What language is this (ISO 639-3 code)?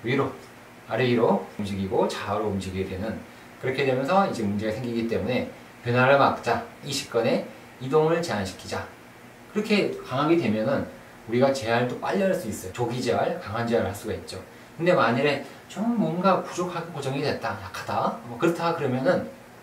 kor